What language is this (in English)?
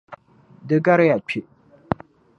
Dagbani